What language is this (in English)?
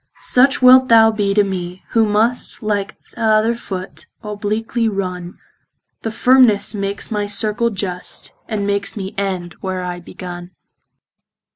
English